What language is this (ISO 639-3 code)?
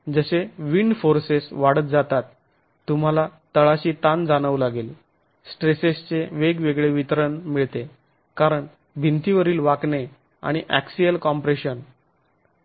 mar